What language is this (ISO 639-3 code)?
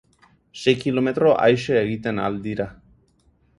eus